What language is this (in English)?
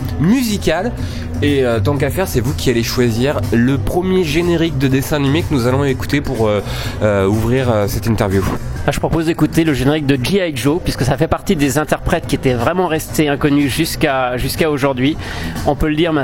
French